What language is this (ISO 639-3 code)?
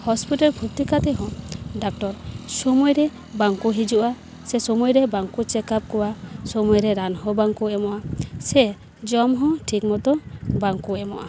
sat